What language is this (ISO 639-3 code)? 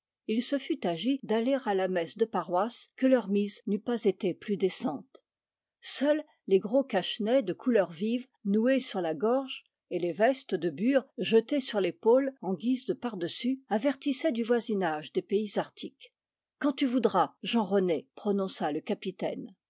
fra